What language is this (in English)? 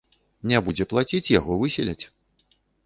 Belarusian